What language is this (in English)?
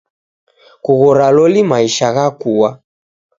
Taita